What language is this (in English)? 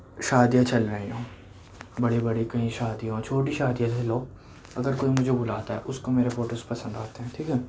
Urdu